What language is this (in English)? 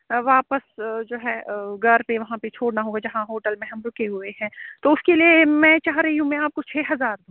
Urdu